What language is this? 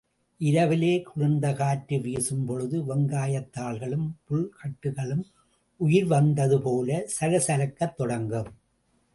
Tamil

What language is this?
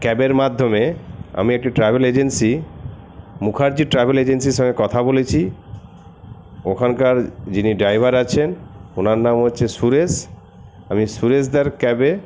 Bangla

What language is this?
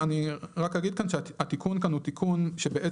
Hebrew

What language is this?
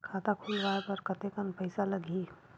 Chhattisgarhi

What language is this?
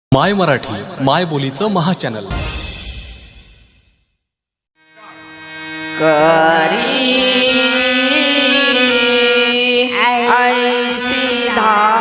Marathi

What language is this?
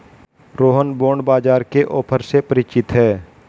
Hindi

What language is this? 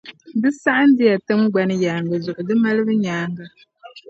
Dagbani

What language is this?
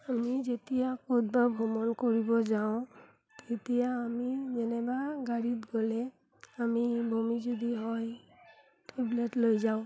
Assamese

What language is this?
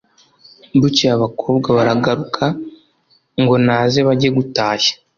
Kinyarwanda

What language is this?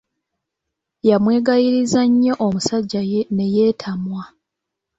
Ganda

